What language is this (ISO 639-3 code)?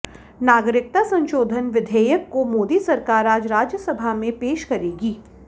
hin